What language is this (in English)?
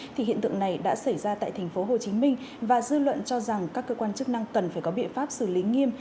Vietnamese